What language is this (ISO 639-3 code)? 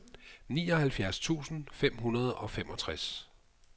dan